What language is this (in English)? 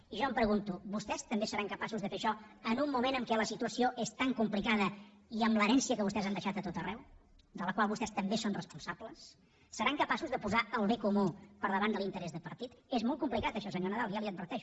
Catalan